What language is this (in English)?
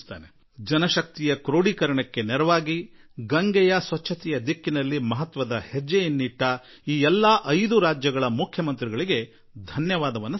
Kannada